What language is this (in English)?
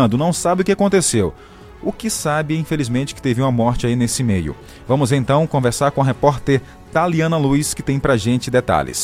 Portuguese